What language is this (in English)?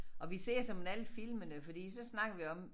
Danish